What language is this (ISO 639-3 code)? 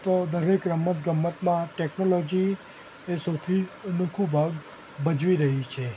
guj